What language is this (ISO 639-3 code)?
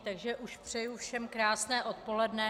ces